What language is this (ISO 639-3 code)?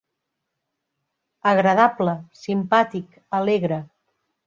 cat